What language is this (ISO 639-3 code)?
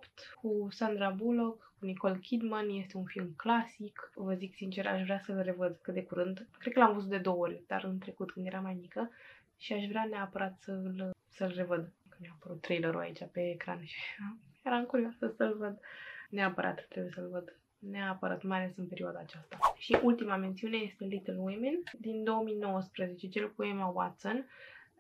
ron